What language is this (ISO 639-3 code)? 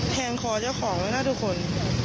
tha